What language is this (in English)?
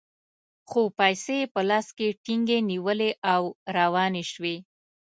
Pashto